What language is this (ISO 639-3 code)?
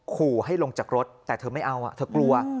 tha